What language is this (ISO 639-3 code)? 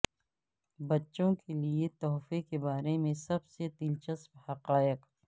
urd